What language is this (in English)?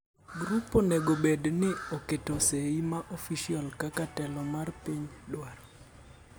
Luo (Kenya and Tanzania)